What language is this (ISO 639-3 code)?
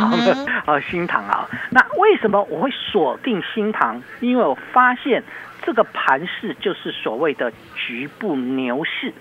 zho